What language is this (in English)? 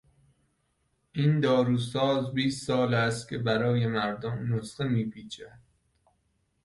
Persian